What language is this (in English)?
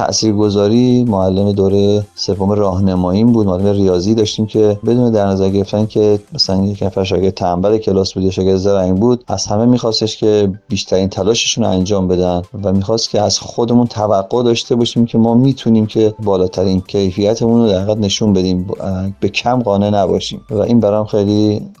Persian